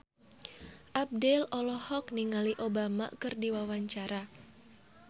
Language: Sundanese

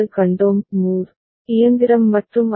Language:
Tamil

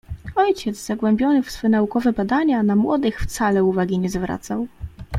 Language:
Polish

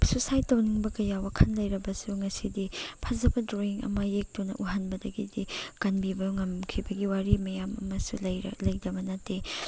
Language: Manipuri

